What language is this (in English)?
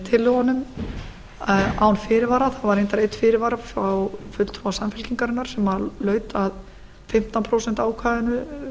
Icelandic